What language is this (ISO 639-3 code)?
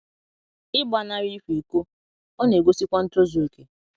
ibo